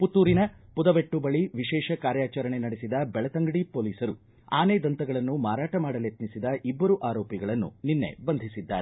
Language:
Kannada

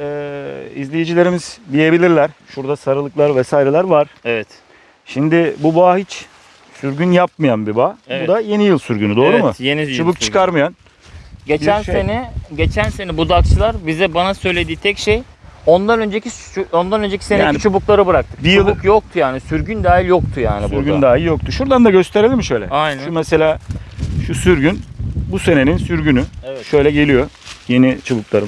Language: Turkish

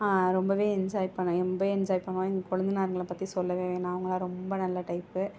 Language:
Tamil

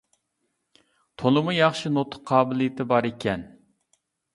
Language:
Uyghur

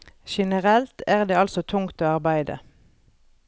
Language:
Norwegian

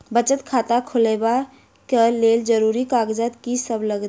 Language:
Maithili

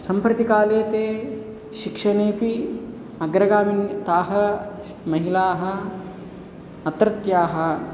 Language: Sanskrit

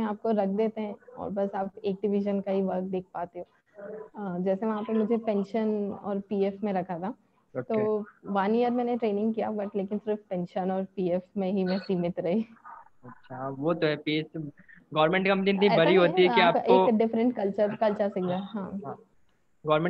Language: Hindi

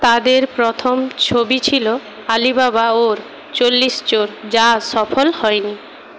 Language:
Bangla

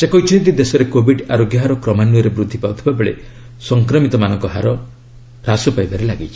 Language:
Odia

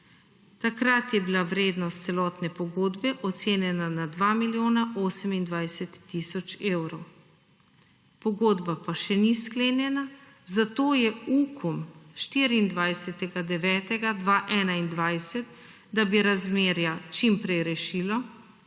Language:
Slovenian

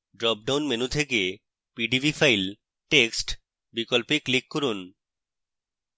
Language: Bangla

